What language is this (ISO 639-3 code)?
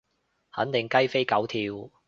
yue